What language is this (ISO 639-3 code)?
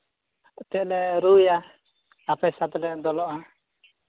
sat